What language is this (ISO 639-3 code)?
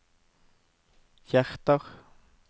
nor